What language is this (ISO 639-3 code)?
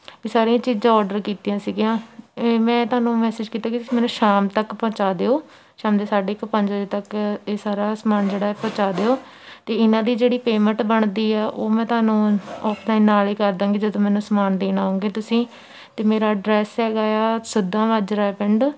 pan